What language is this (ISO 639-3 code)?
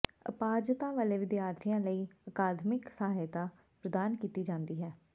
pan